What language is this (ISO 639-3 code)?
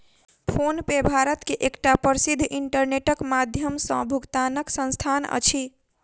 mai